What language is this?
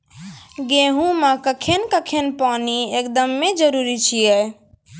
Maithili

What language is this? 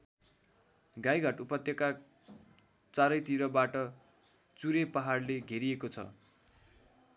Nepali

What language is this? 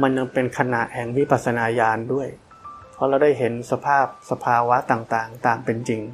Thai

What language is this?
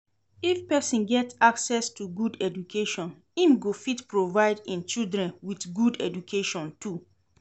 Nigerian Pidgin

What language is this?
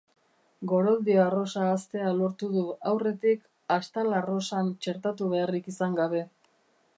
Basque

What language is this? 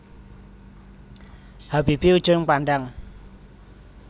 Javanese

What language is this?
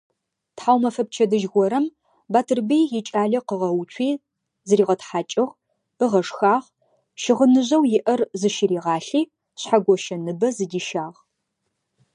Adyghe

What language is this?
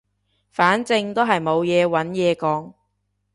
Cantonese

